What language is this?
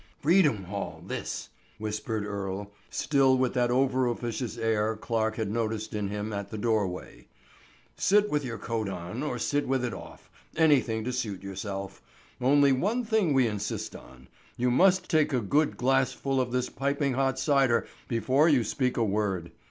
English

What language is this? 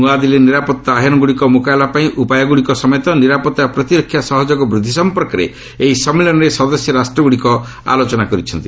Odia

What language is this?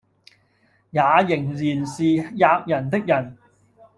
Cantonese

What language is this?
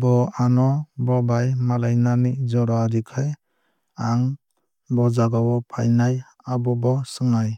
Kok Borok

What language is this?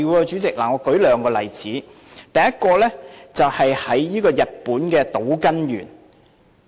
Cantonese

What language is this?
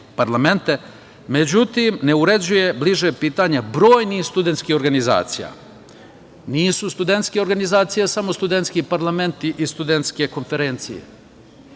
Serbian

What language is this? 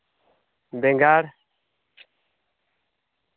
Santali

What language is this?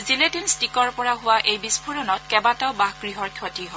Assamese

